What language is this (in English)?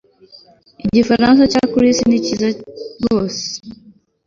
Kinyarwanda